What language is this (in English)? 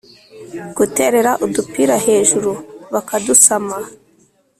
Kinyarwanda